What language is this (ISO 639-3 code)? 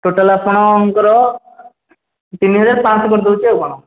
ori